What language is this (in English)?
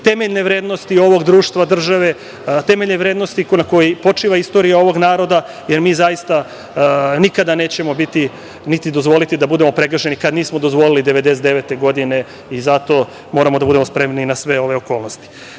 Serbian